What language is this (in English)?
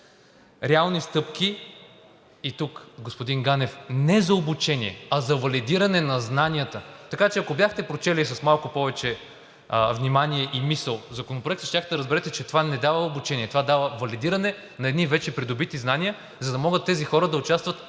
Bulgarian